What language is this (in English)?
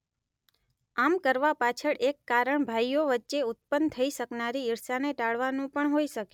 Gujarati